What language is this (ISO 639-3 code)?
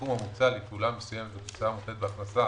heb